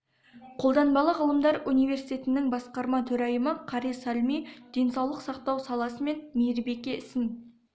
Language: Kazakh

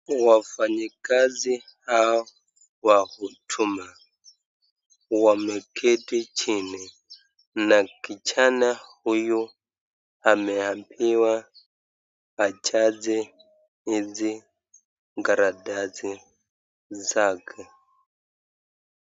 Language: Swahili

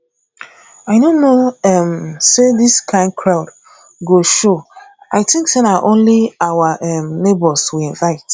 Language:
Nigerian Pidgin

